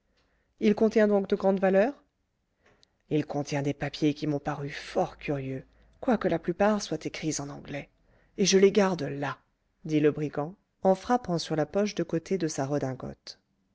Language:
French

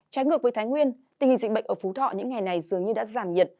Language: Vietnamese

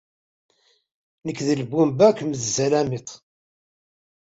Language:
Kabyle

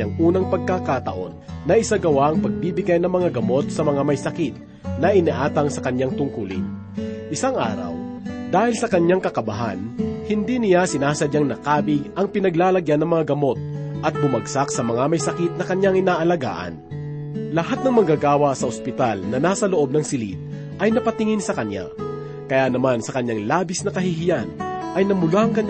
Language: Filipino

